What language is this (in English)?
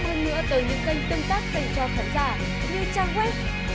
Vietnamese